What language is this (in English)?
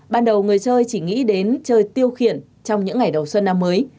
Vietnamese